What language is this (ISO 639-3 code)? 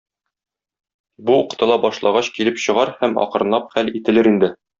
tat